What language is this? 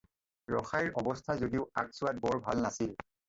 Assamese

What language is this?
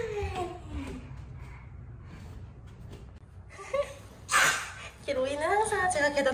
Korean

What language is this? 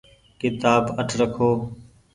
Goaria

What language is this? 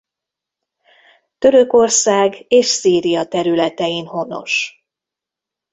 Hungarian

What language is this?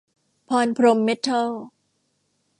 Thai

